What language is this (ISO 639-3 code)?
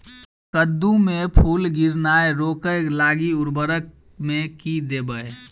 mai